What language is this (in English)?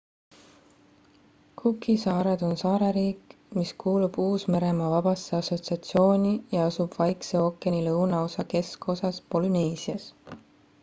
Estonian